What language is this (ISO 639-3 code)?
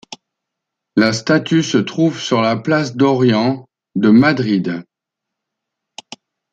fra